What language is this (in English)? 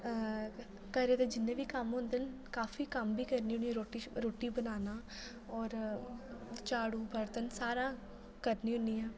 Dogri